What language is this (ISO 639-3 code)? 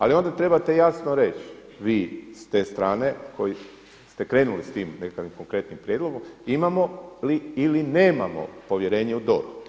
hrv